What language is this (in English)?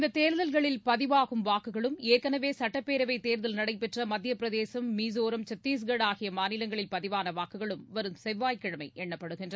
Tamil